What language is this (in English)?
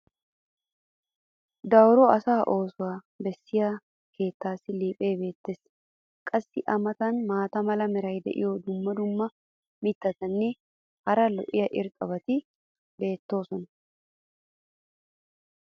Wolaytta